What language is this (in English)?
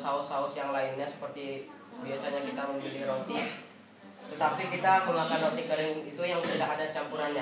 Indonesian